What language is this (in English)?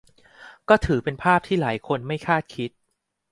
Thai